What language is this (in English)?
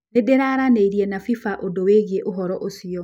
Kikuyu